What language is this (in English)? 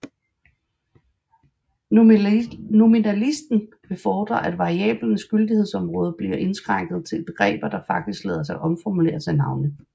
Danish